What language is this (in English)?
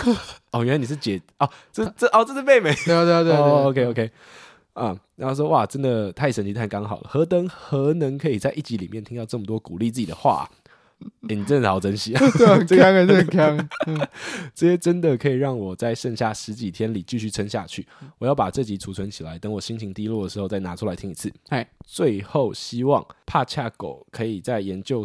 Chinese